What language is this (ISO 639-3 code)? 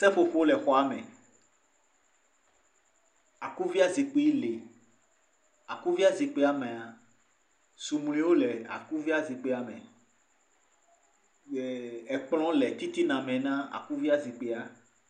ewe